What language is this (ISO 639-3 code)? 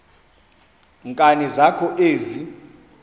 xho